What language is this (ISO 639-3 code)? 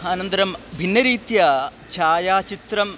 san